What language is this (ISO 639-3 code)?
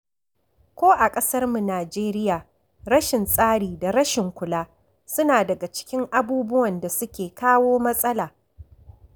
hau